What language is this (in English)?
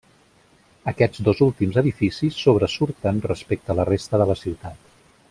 Catalan